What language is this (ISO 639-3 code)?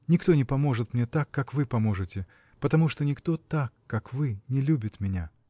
rus